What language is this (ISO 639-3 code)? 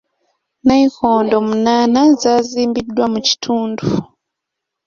lug